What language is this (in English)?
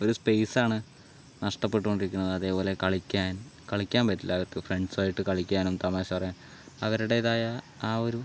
Malayalam